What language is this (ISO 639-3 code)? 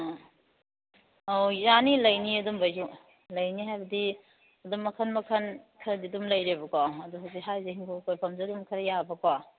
mni